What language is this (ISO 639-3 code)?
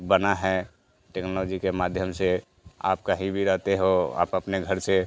hin